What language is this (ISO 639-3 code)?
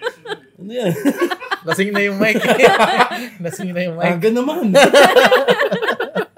fil